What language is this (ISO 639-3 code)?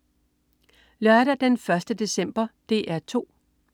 dan